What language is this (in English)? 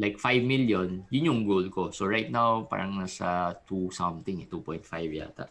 Filipino